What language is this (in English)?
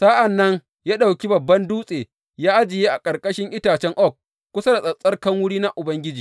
Hausa